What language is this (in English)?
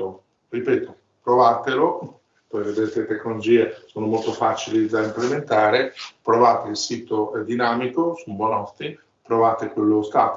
Italian